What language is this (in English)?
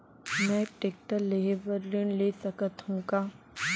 Chhattisgarhi